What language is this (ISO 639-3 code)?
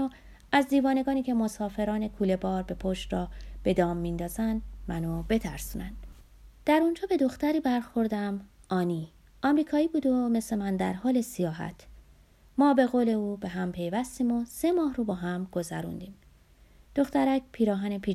fas